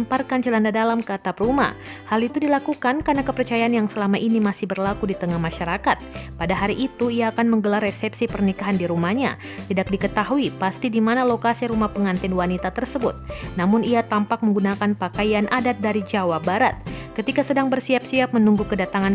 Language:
Indonesian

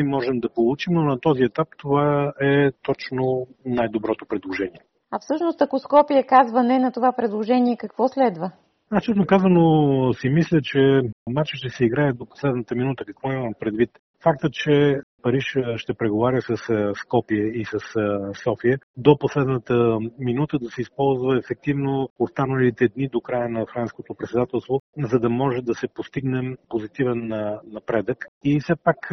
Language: Bulgarian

